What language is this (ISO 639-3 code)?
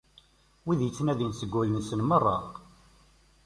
kab